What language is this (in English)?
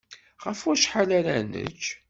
Kabyle